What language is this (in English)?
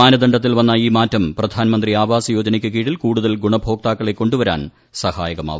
Malayalam